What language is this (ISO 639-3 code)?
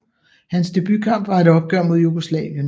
dan